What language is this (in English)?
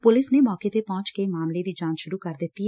Punjabi